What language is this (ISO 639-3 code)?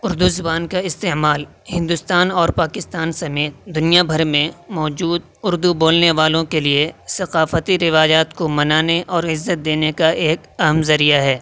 urd